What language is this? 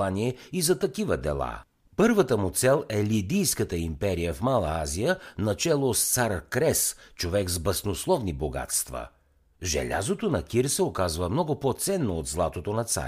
Bulgarian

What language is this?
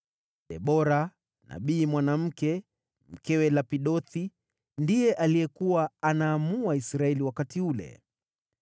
Swahili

